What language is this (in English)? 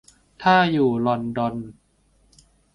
Thai